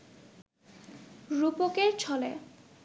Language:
Bangla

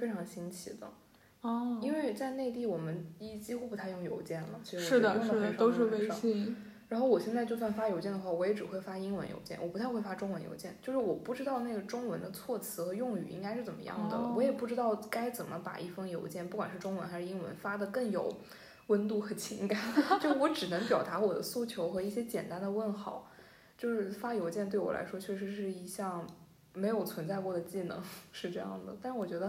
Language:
Chinese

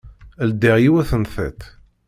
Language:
Kabyle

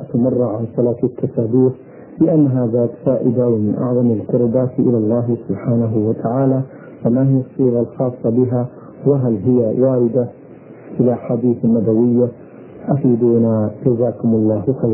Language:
Arabic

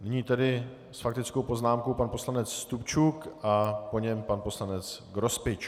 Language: Czech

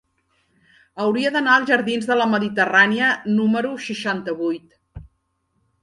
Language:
Catalan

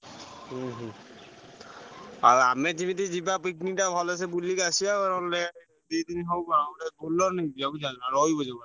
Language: Odia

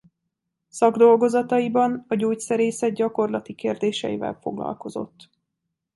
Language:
Hungarian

